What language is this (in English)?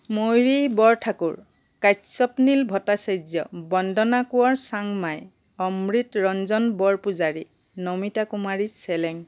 Assamese